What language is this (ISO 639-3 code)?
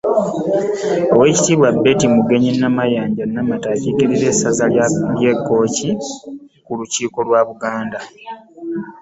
lug